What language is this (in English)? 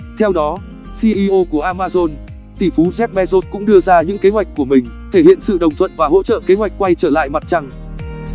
Vietnamese